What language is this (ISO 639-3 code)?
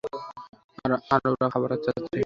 ben